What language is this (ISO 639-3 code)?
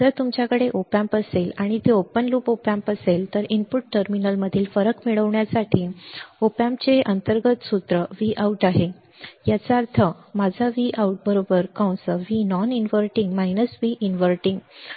mar